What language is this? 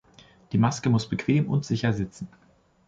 German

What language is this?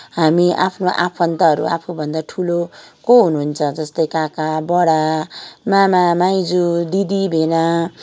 Nepali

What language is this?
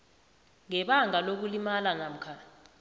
South Ndebele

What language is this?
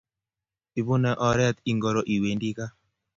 Kalenjin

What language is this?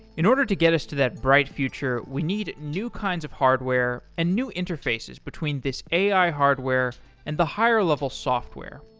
English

